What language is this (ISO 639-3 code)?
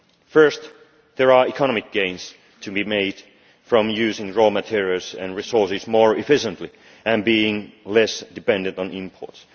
eng